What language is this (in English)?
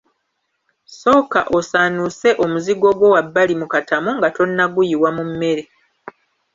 Ganda